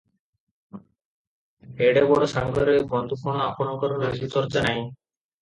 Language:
Odia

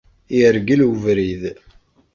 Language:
Kabyle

